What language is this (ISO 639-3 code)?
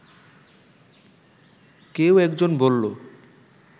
ben